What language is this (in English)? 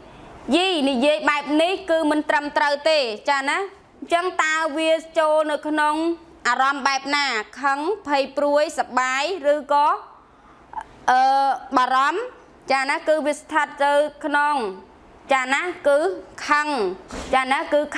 Thai